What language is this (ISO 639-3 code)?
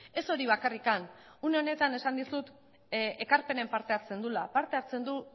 eus